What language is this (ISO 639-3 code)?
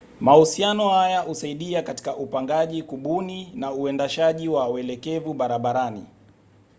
swa